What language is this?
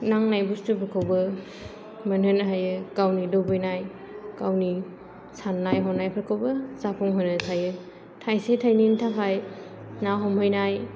Bodo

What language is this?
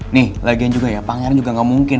Indonesian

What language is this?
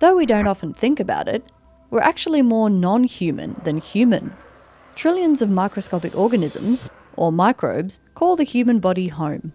English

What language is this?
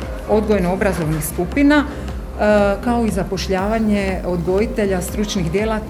Croatian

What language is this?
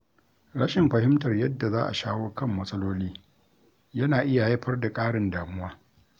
Hausa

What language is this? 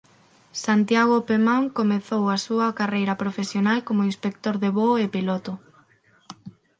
Galician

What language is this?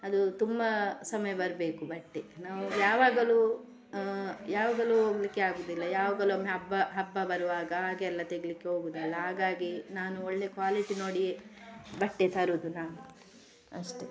Kannada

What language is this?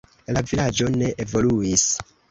Esperanto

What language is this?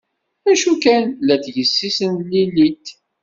Kabyle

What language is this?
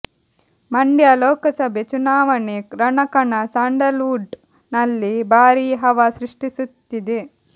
Kannada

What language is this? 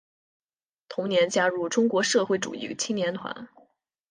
Chinese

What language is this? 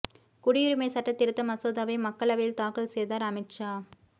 Tamil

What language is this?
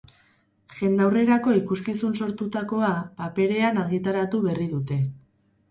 Basque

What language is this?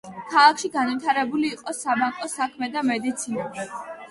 Georgian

